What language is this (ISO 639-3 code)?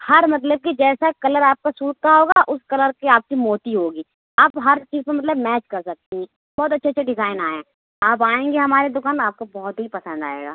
urd